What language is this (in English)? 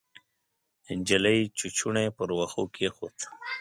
Pashto